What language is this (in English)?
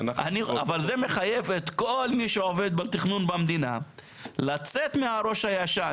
Hebrew